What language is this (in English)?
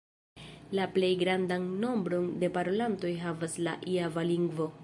Esperanto